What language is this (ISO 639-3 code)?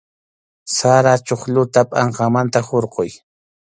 qxu